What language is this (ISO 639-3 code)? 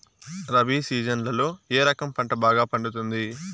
tel